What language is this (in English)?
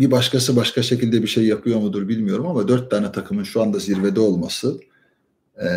Turkish